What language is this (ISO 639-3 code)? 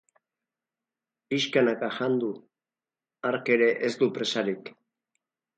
eus